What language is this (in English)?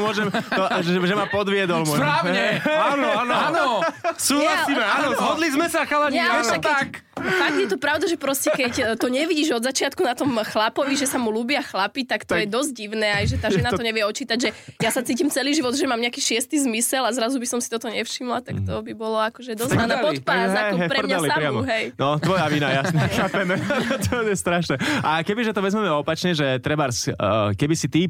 Slovak